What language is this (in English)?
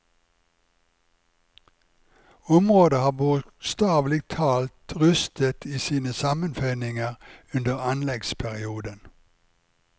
Norwegian